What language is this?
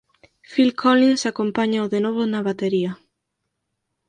Galician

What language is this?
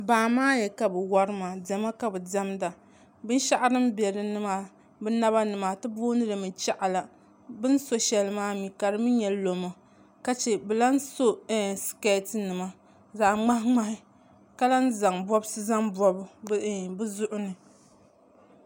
Dagbani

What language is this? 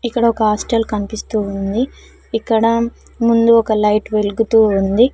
Telugu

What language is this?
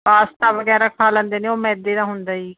Punjabi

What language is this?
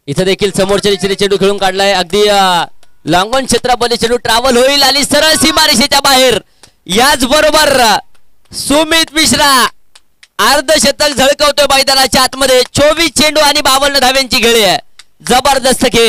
Hindi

